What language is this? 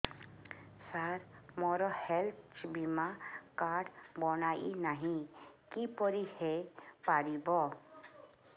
Odia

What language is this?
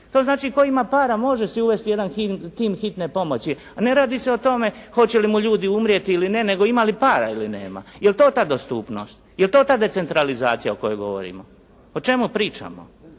Croatian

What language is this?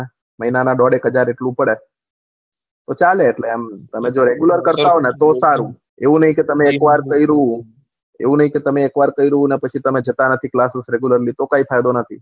Gujarati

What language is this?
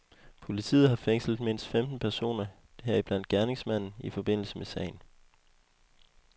Danish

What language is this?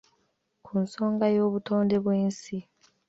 Ganda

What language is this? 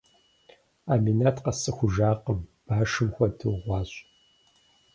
Kabardian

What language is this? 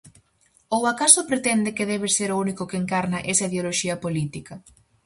Galician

